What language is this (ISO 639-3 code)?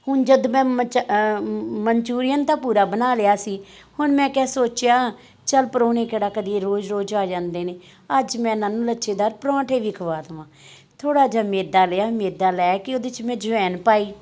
pan